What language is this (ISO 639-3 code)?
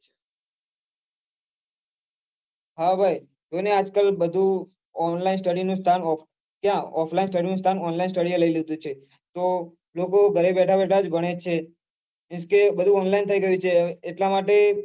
guj